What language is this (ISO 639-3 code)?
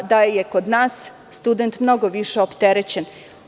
srp